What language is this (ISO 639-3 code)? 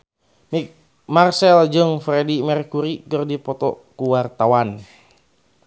sun